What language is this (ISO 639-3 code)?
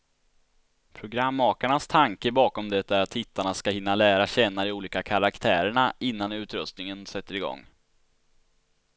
swe